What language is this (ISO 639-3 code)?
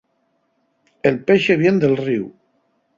ast